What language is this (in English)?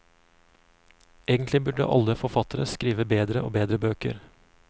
Norwegian